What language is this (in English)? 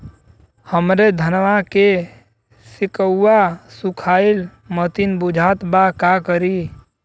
Bhojpuri